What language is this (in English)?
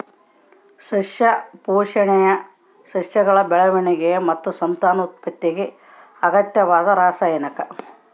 Kannada